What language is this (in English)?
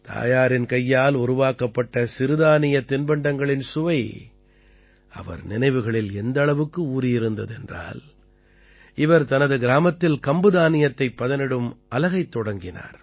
Tamil